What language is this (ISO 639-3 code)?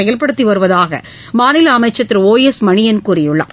tam